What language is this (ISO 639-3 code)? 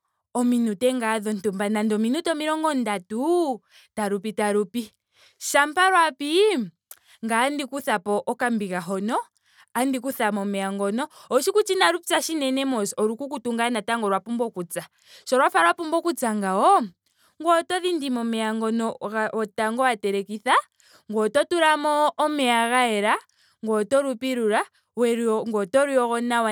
ndo